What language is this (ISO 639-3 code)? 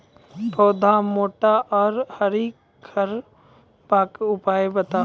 mai